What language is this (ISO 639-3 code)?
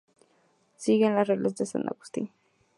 spa